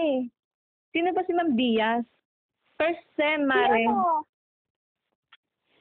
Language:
Filipino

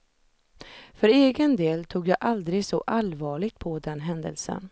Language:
Swedish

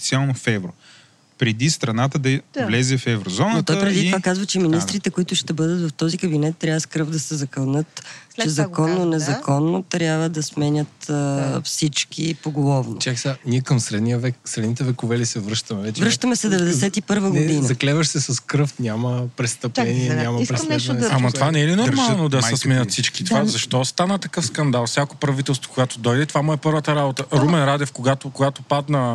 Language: Bulgarian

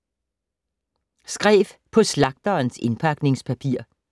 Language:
Danish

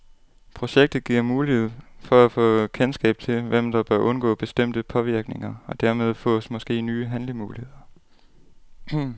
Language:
Danish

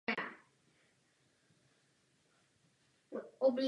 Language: Czech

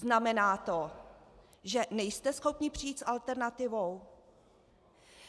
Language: Czech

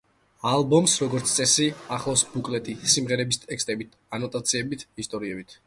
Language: Georgian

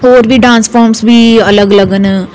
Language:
Dogri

